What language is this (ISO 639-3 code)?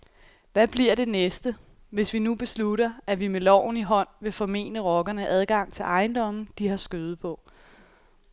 dan